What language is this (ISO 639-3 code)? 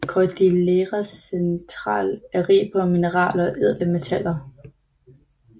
dan